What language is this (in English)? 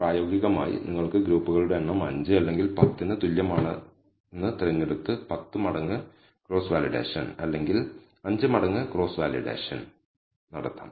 Malayalam